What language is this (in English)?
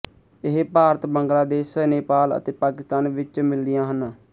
Punjabi